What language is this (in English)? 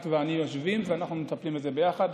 Hebrew